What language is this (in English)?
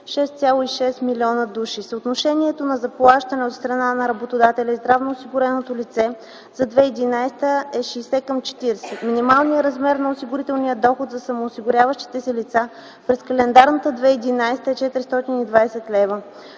Bulgarian